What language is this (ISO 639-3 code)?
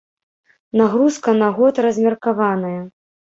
bel